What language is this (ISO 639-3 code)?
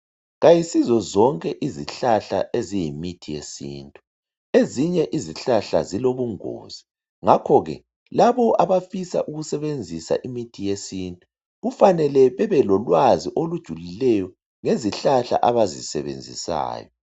nde